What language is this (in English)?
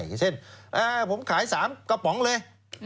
Thai